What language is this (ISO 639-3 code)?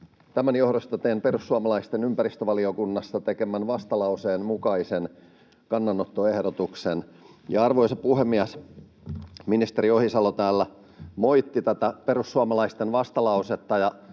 fin